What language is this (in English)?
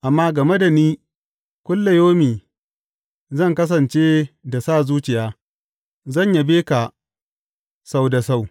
Hausa